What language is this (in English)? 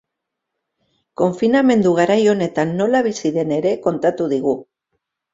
Basque